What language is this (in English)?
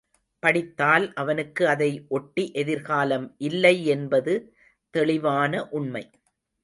Tamil